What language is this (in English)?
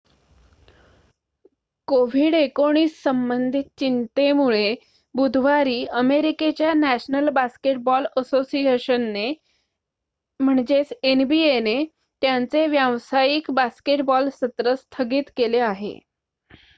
Marathi